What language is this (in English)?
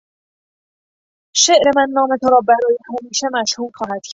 Persian